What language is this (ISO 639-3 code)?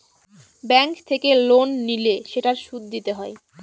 ben